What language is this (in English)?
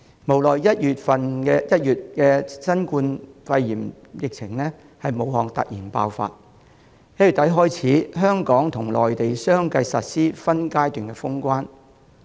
Cantonese